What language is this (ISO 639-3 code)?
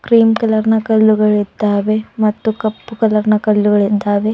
kan